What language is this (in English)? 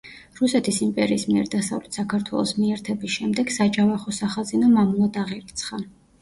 Georgian